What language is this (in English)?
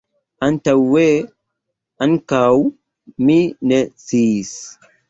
Esperanto